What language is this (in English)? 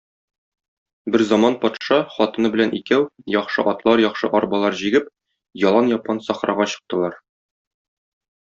Tatar